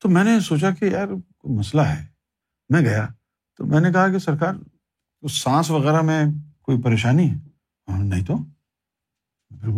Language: Urdu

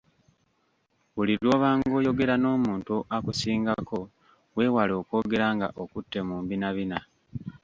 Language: Ganda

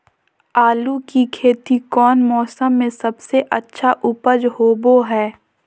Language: Magahi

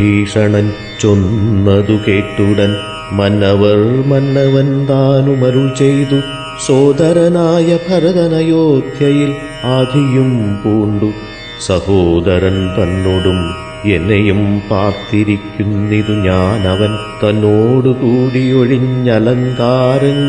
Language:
Malayalam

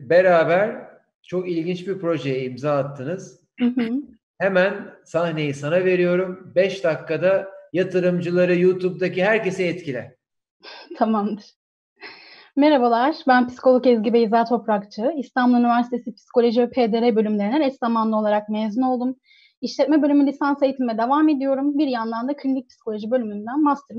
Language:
Turkish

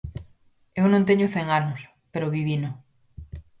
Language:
Galician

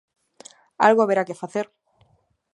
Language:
Galician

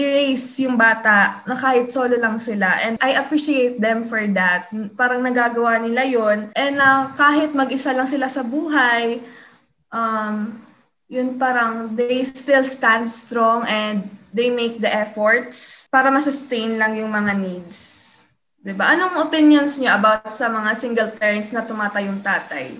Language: Filipino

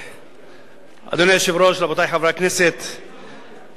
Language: Hebrew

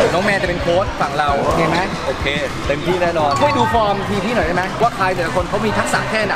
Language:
Thai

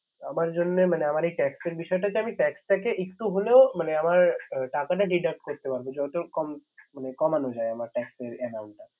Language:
Bangla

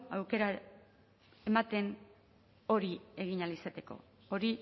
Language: Basque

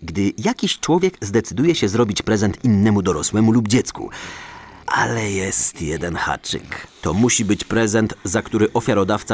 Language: Polish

